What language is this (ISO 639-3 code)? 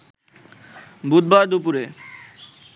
ben